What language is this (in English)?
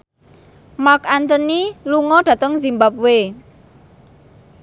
Javanese